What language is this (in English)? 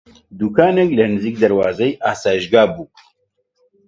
Central Kurdish